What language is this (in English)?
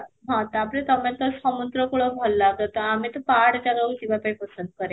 Odia